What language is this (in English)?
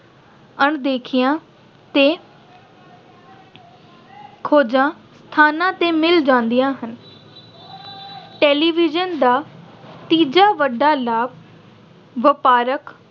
Punjabi